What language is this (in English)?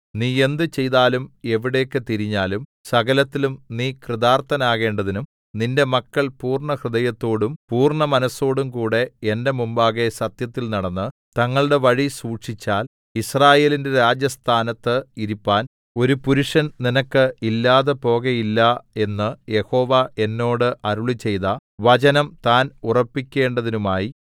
Malayalam